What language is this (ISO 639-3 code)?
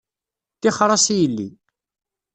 kab